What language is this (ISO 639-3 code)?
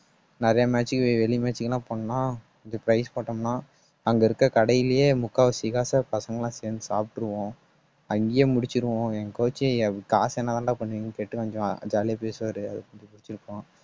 tam